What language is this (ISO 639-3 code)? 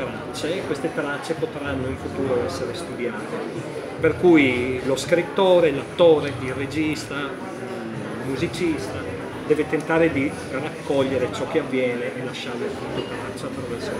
ita